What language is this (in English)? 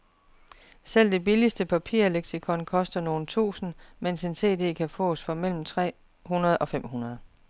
Danish